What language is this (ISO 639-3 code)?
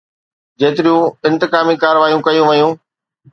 snd